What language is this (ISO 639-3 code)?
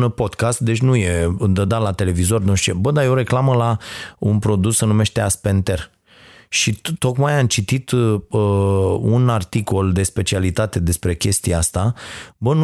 ron